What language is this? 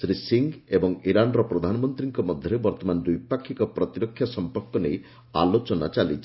Odia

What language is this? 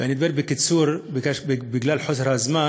Hebrew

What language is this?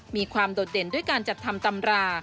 Thai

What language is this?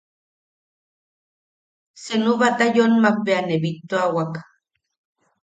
Yaqui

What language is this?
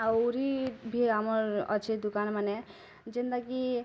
Odia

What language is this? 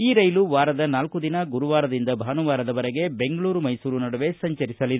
Kannada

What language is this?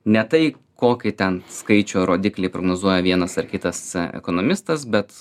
Lithuanian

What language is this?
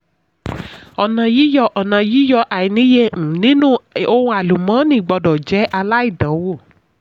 Yoruba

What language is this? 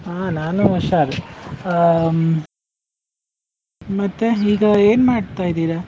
Kannada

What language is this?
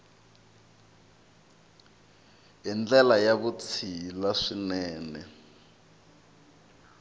Tsonga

